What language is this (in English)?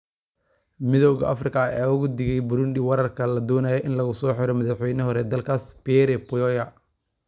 Somali